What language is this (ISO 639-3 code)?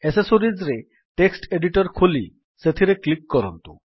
ori